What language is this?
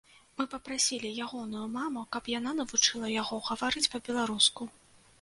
Belarusian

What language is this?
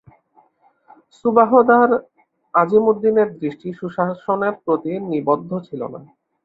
Bangla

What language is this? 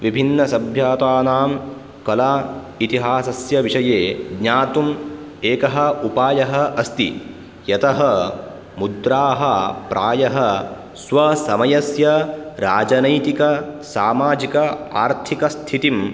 Sanskrit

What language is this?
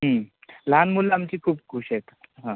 Marathi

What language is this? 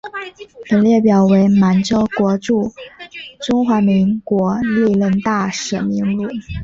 Chinese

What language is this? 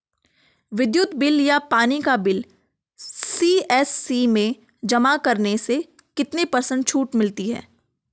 Hindi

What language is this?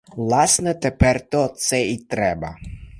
Ukrainian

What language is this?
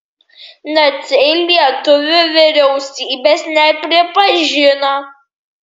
Lithuanian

